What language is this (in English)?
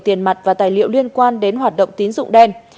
Vietnamese